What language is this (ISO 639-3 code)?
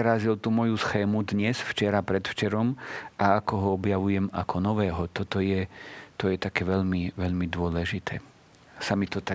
slk